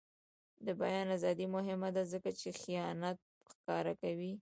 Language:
Pashto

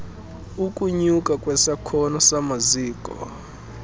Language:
Xhosa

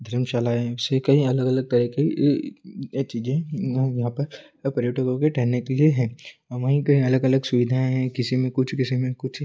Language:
Hindi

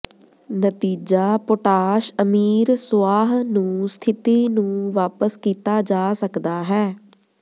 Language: Punjabi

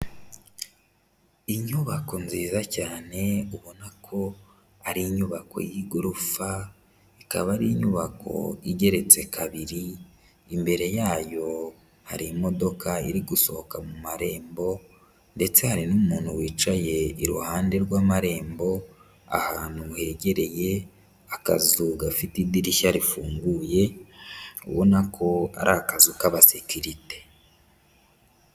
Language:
Kinyarwanda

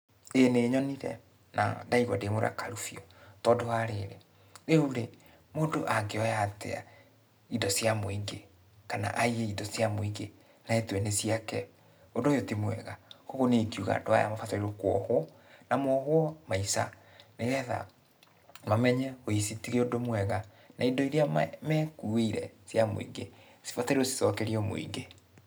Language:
Kikuyu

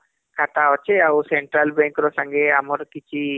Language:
Odia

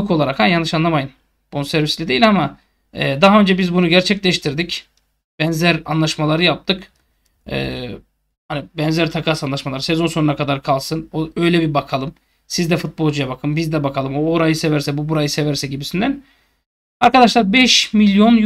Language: Turkish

